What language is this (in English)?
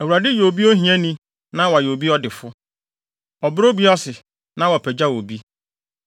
Akan